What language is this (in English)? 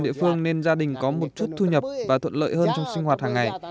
Vietnamese